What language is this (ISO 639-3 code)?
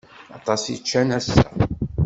kab